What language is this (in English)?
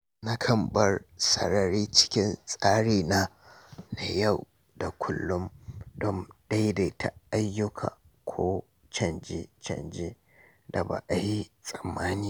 Hausa